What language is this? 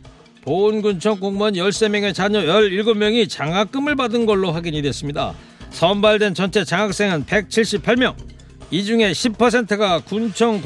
Korean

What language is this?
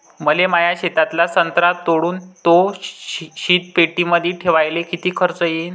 Marathi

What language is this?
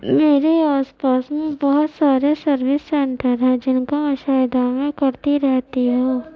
Urdu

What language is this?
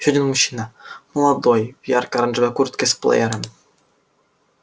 Russian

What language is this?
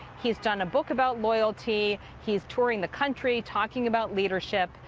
English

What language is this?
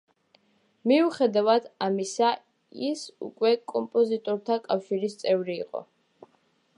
Georgian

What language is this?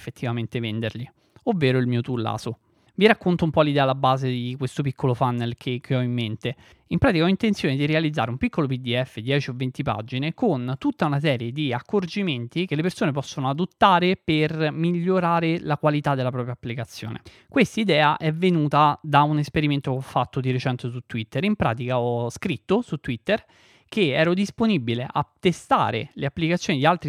Italian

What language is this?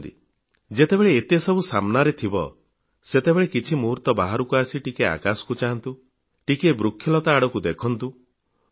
Odia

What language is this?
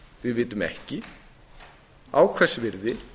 Icelandic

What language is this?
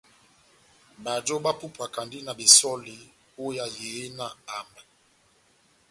Batanga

